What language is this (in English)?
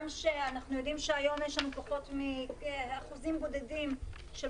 Hebrew